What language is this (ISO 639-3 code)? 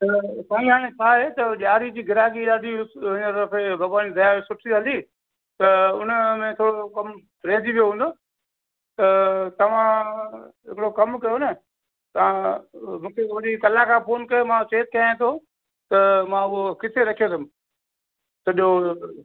snd